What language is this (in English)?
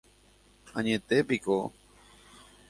Guarani